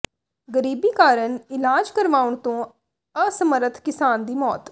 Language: Punjabi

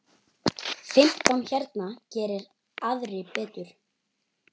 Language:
Icelandic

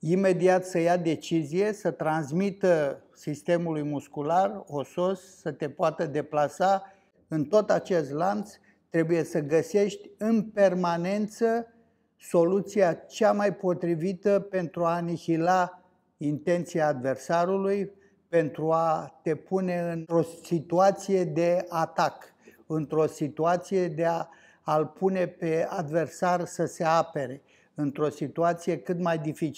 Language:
Romanian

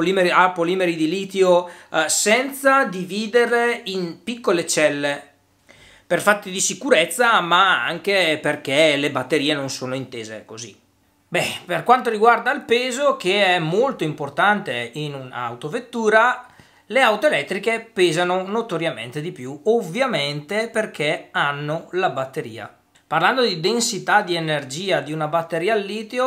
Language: Italian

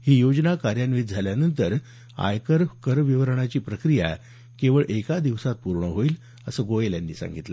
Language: Marathi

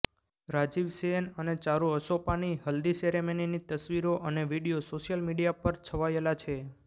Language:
Gujarati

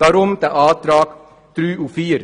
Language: Swiss German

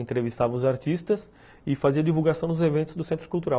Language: Portuguese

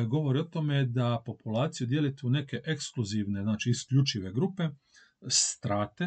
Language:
Croatian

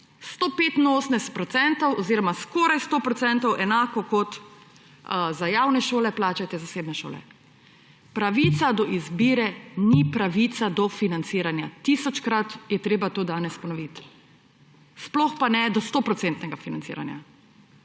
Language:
Slovenian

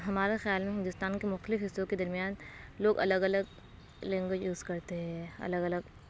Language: Urdu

